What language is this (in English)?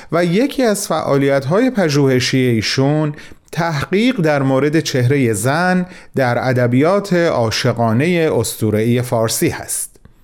Persian